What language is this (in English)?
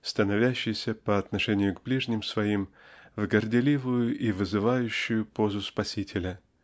Russian